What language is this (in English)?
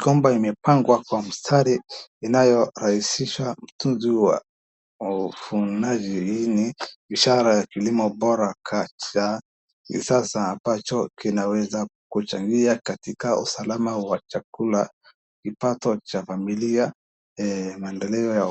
Swahili